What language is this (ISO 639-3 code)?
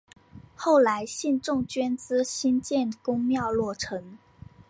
zho